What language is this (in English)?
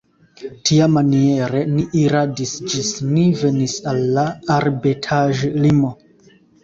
Esperanto